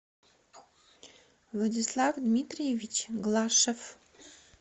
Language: Russian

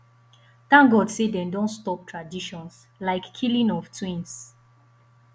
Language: Nigerian Pidgin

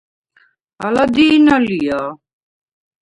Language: Svan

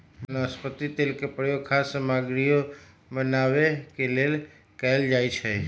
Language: Magahi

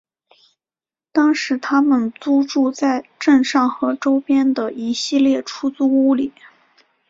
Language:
Chinese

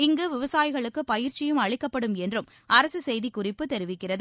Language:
Tamil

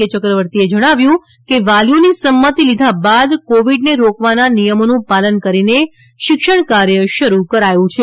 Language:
Gujarati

